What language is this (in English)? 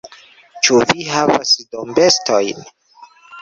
Esperanto